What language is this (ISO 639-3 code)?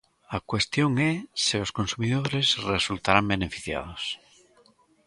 glg